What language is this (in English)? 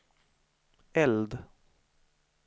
Swedish